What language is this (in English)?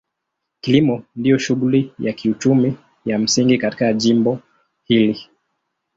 Swahili